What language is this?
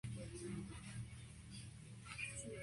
Spanish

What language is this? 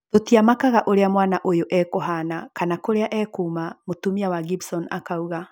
Kikuyu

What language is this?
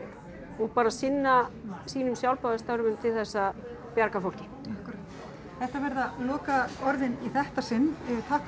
Icelandic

